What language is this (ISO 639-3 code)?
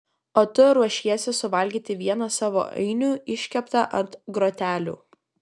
lit